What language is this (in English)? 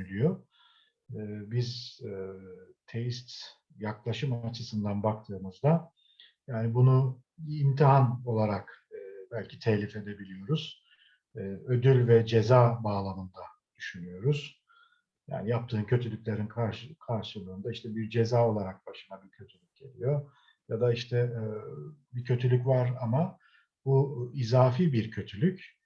Turkish